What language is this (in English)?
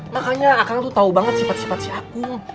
Indonesian